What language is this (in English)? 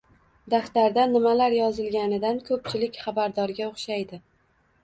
Uzbek